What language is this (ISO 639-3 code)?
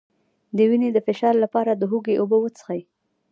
pus